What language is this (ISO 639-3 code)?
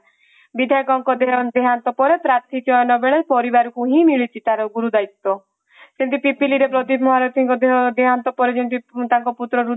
ori